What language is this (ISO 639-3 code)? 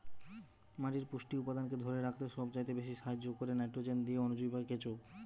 ben